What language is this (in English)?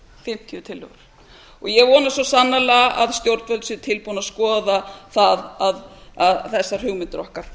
Icelandic